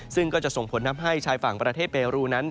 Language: Thai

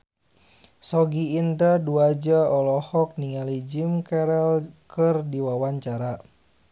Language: Sundanese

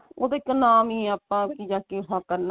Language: Punjabi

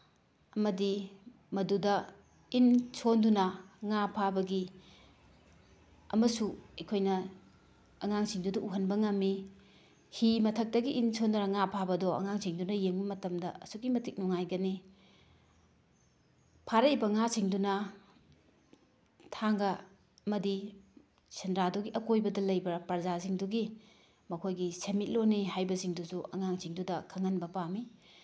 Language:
Manipuri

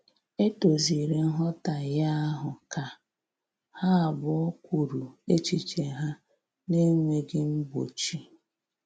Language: Igbo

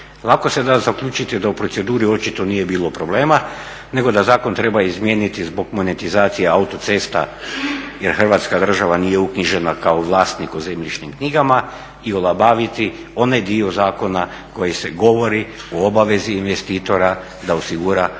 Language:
Croatian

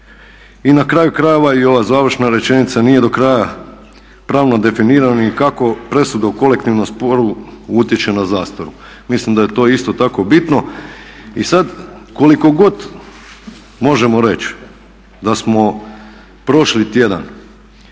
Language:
Croatian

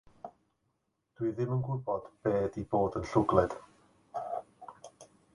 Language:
Welsh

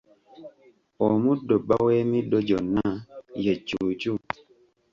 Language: Ganda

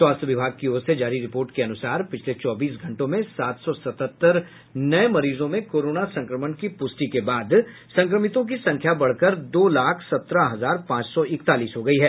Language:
Hindi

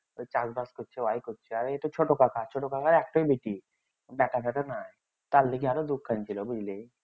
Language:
Bangla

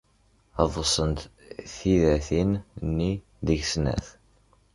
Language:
Kabyle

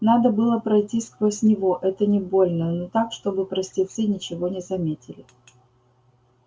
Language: Russian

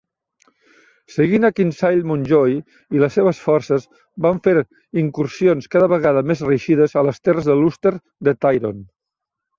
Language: Catalan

